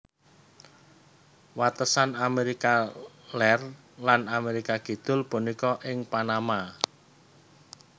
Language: Javanese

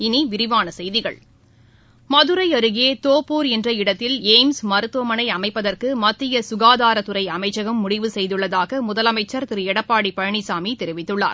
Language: Tamil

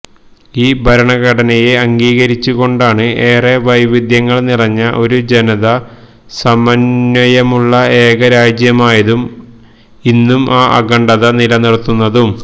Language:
Malayalam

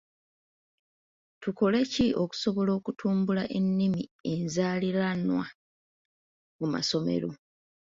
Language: Ganda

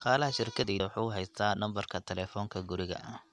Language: Somali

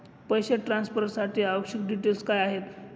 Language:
Marathi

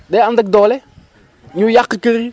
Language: Wolof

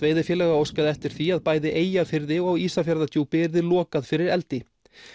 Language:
Icelandic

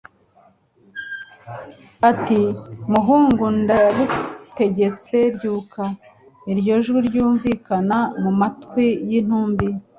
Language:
Kinyarwanda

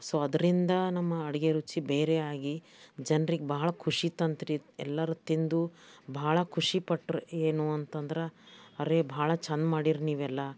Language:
Kannada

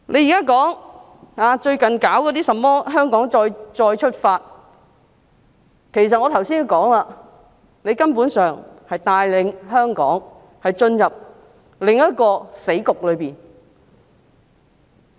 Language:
Cantonese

